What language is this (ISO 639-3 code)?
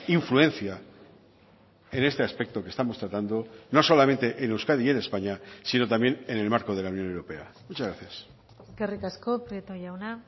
spa